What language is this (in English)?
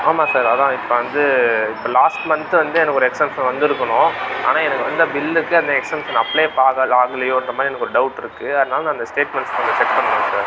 Tamil